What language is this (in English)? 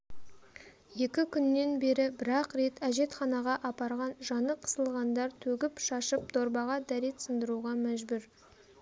Kazakh